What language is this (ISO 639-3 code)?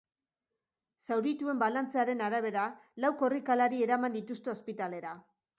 eus